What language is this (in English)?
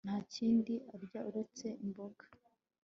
Kinyarwanda